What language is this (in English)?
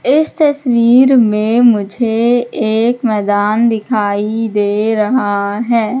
Hindi